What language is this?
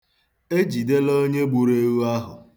Igbo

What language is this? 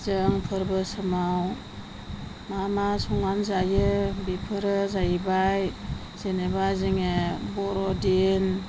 Bodo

